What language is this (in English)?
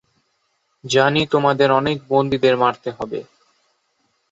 Bangla